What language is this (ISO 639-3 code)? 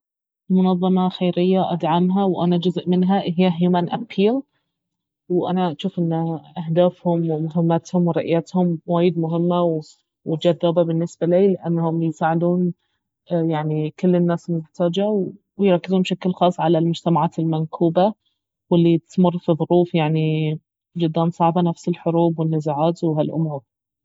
abv